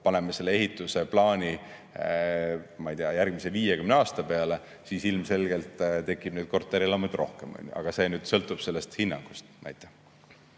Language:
Estonian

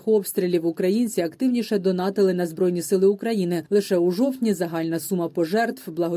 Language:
Ukrainian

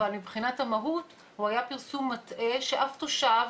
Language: Hebrew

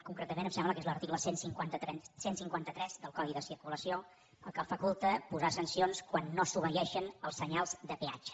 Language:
Catalan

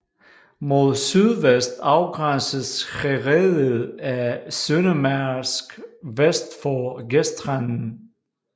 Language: Danish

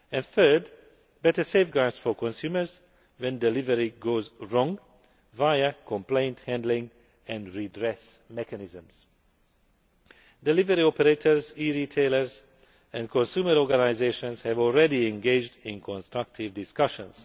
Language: English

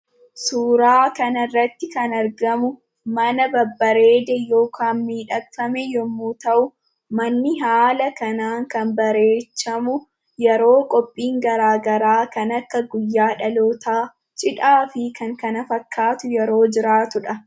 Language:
Oromo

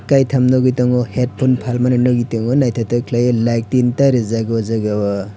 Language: Kok Borok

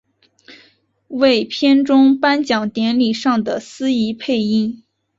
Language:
Chinese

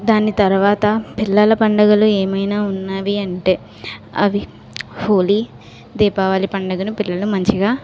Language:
Telugu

